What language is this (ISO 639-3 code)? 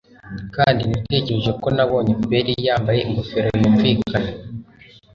kin